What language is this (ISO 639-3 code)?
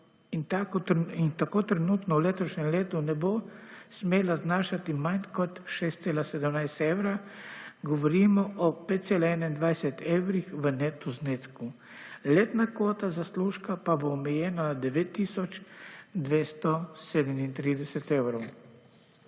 slv